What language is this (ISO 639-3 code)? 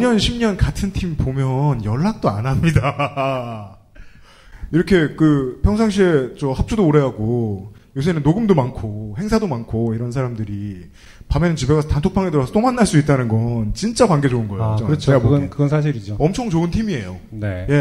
kor